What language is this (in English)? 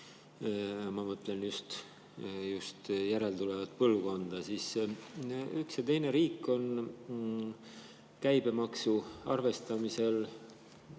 Estonian